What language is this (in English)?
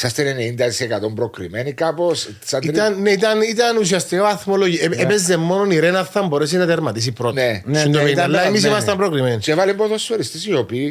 Greek